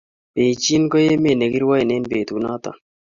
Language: Kalenjin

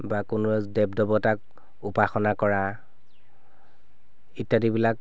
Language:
Assamese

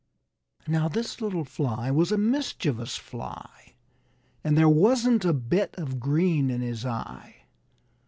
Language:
English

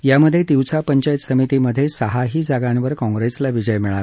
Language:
Marathi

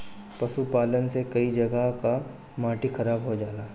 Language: Bhojpuri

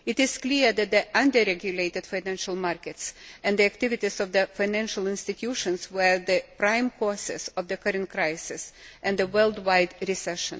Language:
English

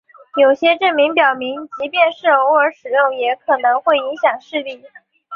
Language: Chinese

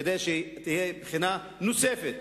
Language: Hebrew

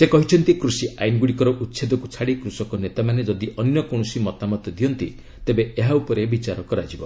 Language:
Odia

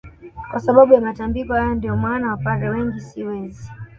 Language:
Swahili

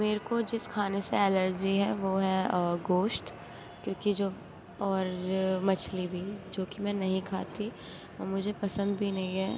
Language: Urdu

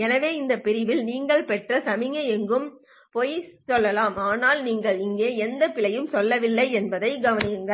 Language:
Tamil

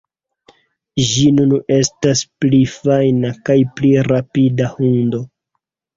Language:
Esperanto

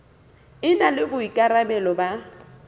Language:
Southern Sotho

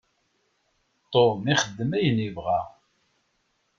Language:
Kabyle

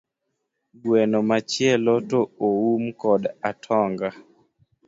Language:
Luo (Kenya and Tanzania)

